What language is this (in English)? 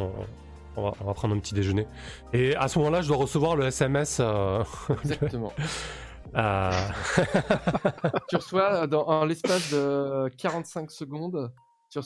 French